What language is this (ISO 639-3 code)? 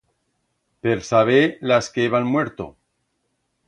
arg